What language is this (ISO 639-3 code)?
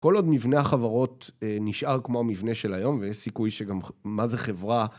heb